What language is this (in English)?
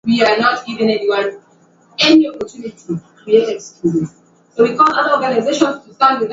Swahili